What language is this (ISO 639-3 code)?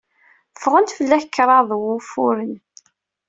kab